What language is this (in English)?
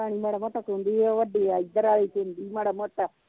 Punjabi